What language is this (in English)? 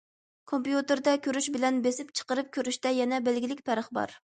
Uyghur